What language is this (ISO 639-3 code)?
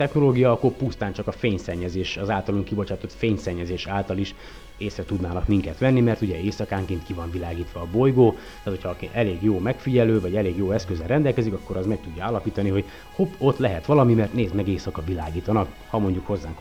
hun